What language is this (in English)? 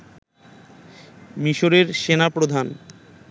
Bangla